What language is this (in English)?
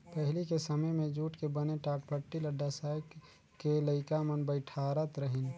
Chhattisgarhi